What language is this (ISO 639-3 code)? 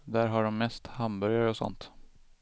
swe